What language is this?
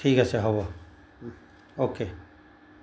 Assamese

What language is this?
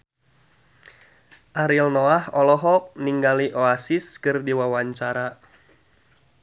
Sundanese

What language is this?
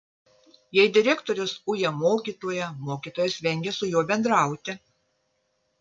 Lithuanian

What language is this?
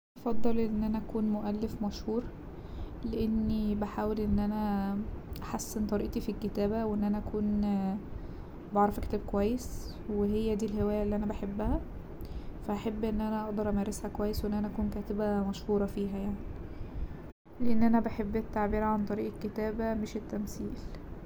Egyptian Arabic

